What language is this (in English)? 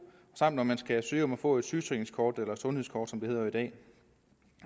Danish